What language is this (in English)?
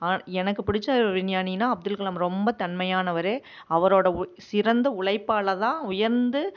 Tamil